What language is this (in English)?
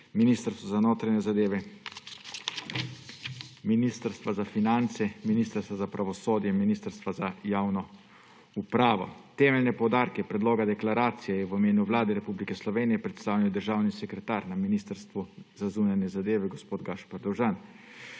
Slovenian